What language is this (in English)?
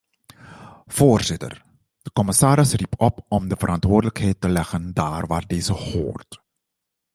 Dutch